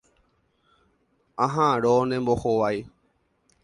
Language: Guarani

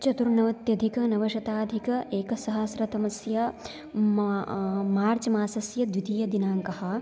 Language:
Sanskrit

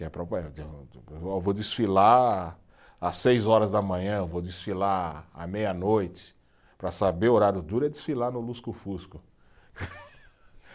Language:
Portuguese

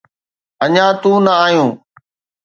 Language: Sindhi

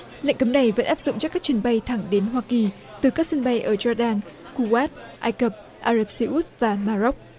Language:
Vietnamese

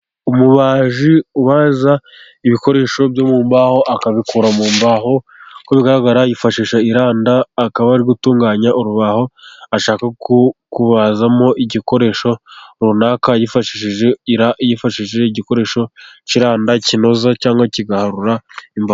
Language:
Kinyarwanda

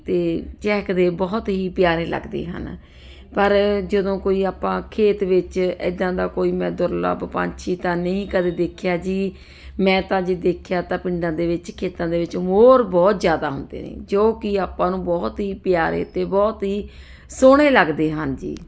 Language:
Punjabi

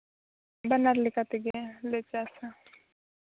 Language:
Santali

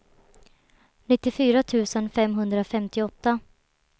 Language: Swedish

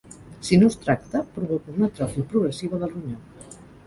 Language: Catalan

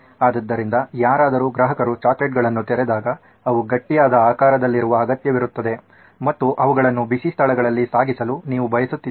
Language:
Kannada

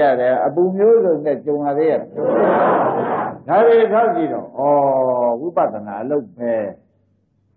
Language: Arabic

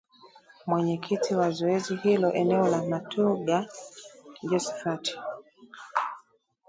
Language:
Swahili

